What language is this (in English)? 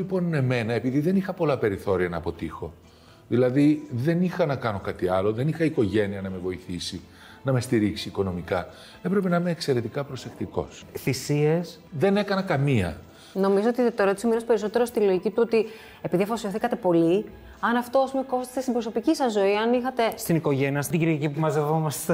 Greek